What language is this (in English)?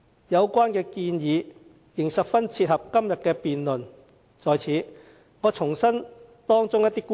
Cantonese